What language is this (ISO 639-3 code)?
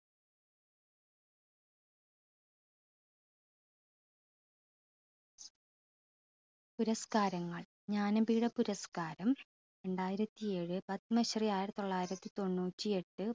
mal